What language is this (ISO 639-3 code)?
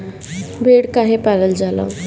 bho